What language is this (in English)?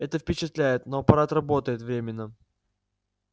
Russian